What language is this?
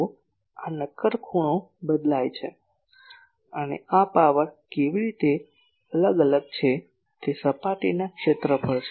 Gujarati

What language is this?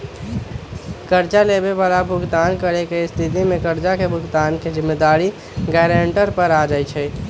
Magahi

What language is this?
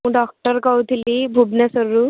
Odia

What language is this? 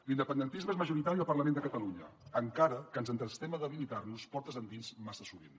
Catalan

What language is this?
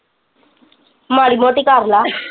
Punjabi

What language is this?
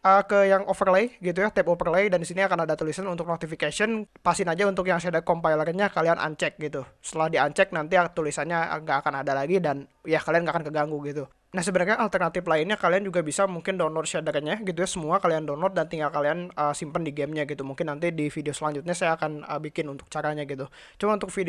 Indonesian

